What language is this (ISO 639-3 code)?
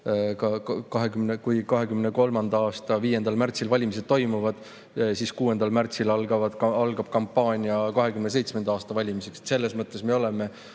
est